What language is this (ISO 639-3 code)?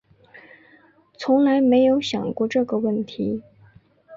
zho